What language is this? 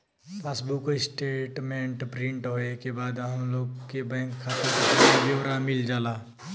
Bhojpuri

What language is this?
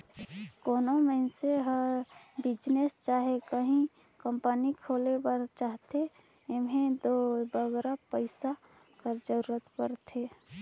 Chhattisgarhi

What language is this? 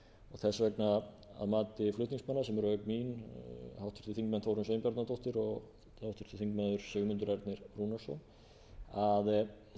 Icelandic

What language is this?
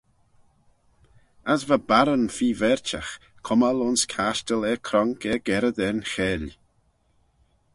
Manx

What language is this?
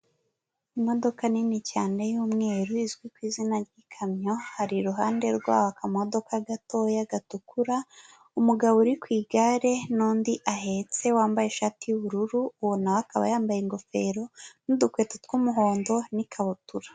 Kinyarwanda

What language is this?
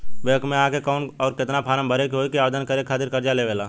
Bhojpuri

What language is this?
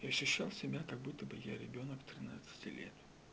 Russian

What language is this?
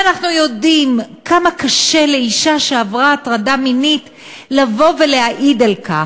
Hebrew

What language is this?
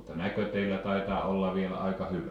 Finnish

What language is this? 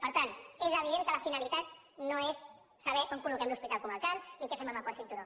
Catalan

